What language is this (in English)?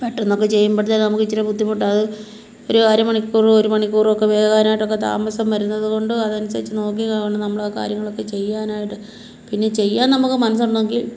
Malayalam